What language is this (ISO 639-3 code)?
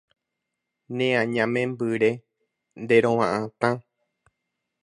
grn